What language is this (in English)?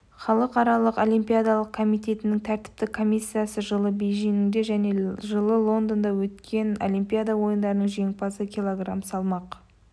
Kazakh